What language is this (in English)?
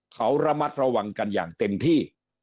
Thai